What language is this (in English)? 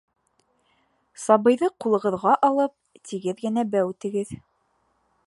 Bashkir